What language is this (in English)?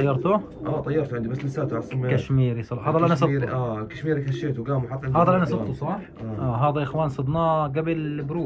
Arabic